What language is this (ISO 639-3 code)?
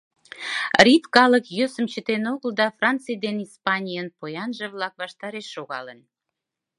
chm